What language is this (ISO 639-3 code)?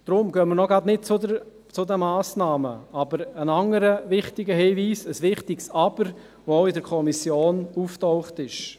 gsw